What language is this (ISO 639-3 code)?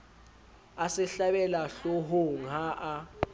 sot